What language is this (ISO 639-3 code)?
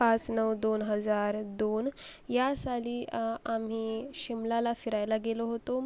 mar